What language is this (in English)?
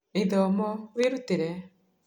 Kikuyu